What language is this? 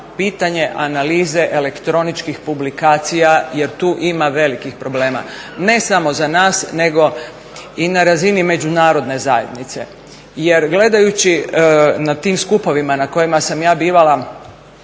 Croatian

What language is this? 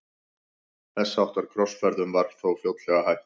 Icelandic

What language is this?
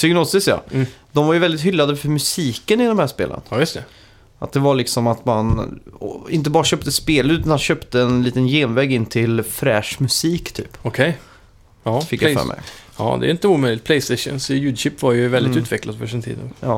Swedish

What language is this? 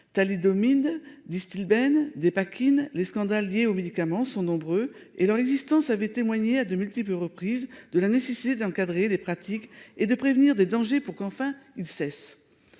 French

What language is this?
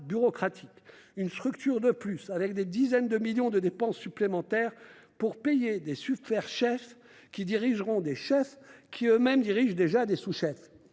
French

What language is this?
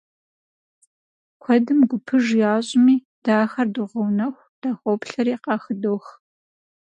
Kabardian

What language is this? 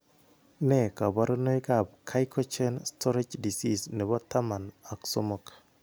Kalenjin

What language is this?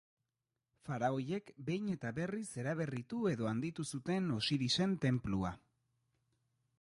Basque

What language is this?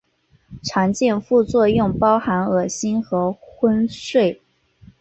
Chinese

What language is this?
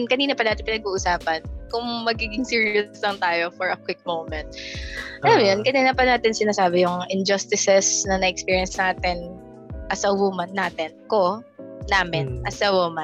Filipino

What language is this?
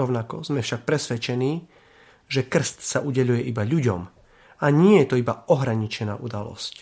Slovak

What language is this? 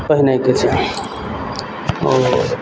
Maithili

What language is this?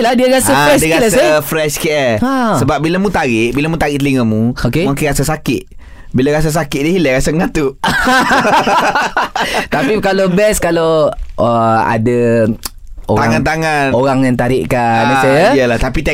Malay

